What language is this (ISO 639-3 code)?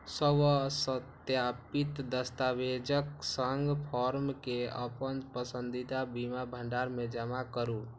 mai